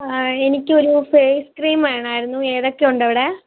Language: Malayalam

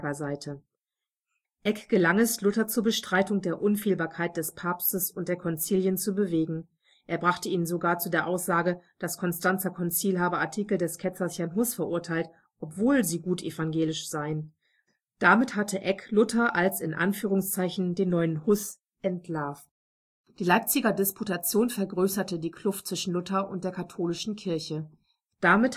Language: German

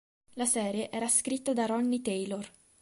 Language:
Italian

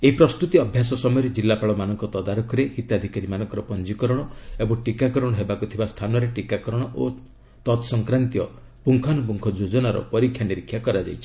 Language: Odia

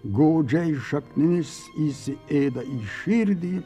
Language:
Lithuanian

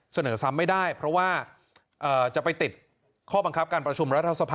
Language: Thai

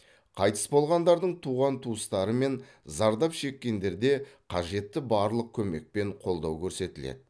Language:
Kazakh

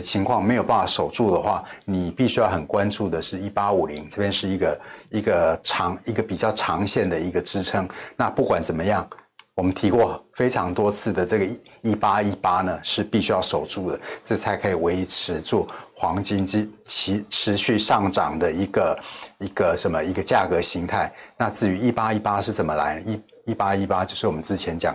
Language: Chinese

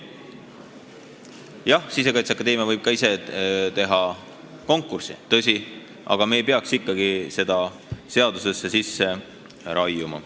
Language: Estonian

